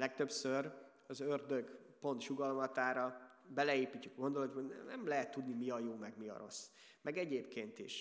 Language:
Hungarian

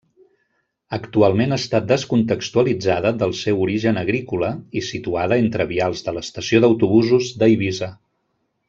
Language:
Catalan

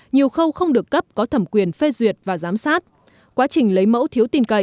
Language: Vietnamese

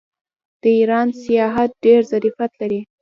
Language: Pashto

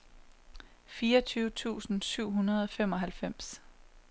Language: Danish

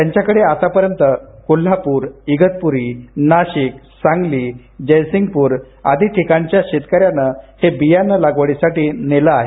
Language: Marathi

